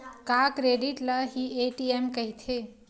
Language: Chhattisgarhi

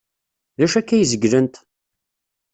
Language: Kabyle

